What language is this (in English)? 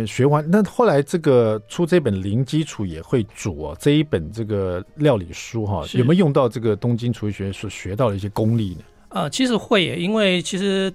Chinese